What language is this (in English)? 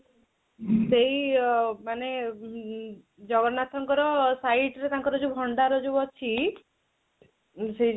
Odia